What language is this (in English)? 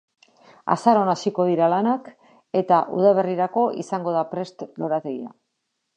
Basque